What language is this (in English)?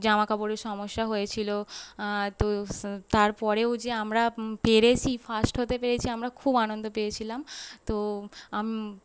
Bangla